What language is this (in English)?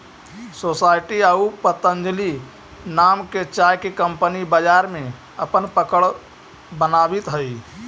Magahi